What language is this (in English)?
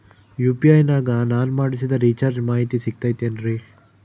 Kannada